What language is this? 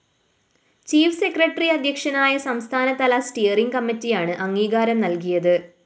Malayalam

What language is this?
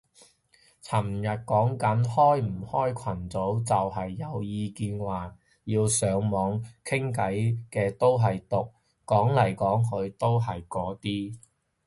Cantonese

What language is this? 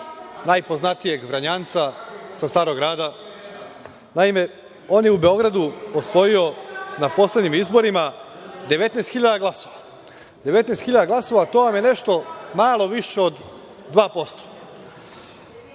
Serbian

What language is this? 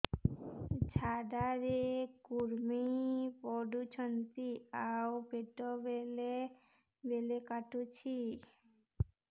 Odia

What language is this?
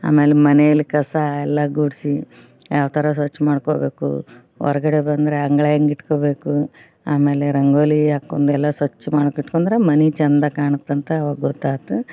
Kannada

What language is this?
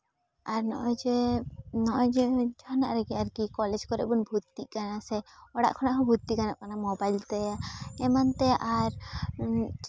Santali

